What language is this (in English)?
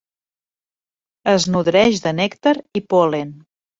Catalan